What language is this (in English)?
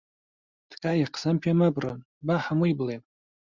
Central Kurdish